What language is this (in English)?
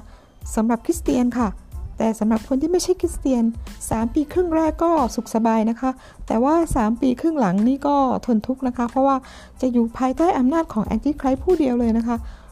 Thai